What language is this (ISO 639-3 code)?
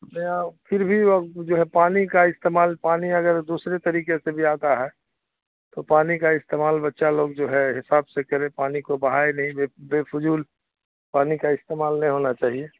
urd